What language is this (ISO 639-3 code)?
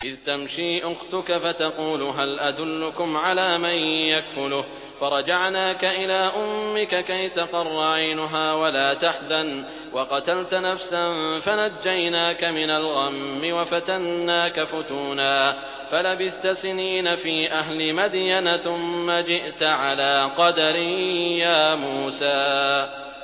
ara